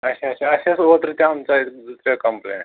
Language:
Kashmiri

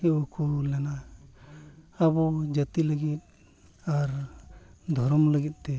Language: Santali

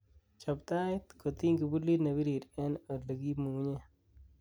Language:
Kalenjin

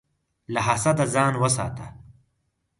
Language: Pashto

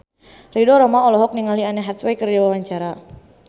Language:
Sundanese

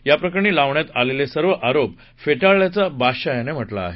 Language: Marathi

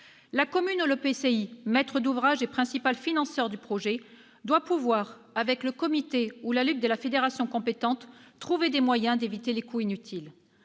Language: French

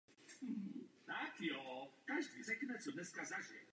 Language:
Czech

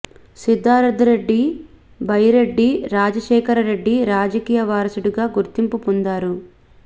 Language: Telugu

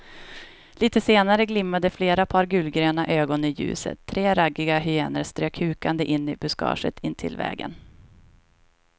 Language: Swedish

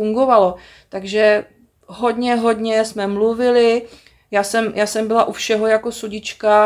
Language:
Czech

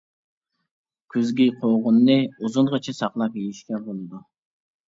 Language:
Uyghur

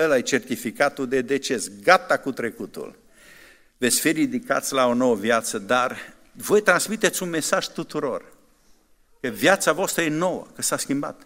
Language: Romanian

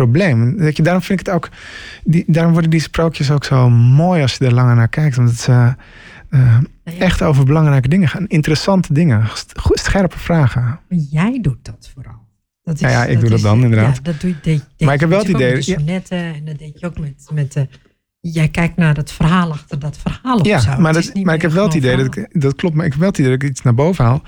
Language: Dutch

